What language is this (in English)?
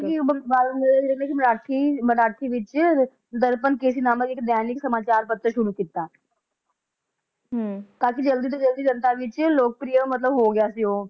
Punjabi